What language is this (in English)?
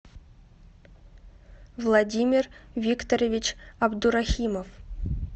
Russian